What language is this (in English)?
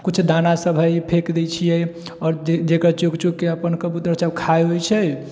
Maithili